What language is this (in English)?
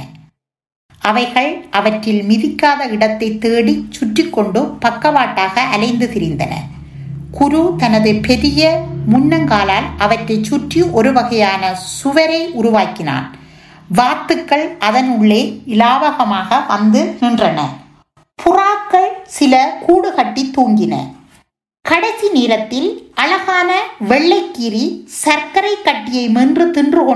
Tamil